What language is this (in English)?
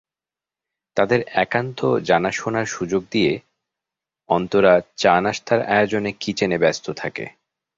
Bangla